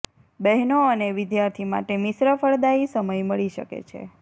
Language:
Gujarati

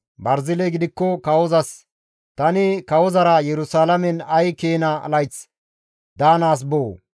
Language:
Gamo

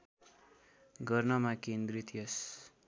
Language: Nepali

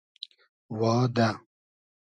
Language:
Hazaragi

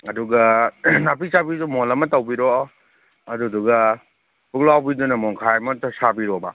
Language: Manipuri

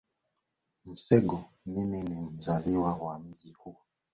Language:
Swahili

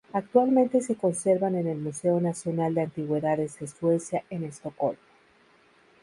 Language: Spanish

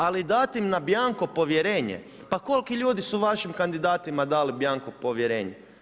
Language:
Croatian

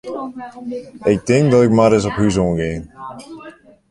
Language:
Western Frisian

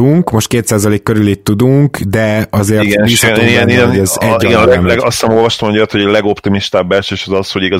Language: Hungarian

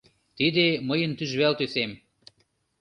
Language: Mari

